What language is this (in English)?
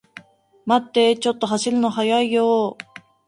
Japanese